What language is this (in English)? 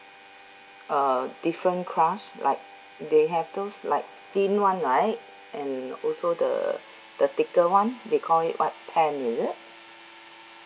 English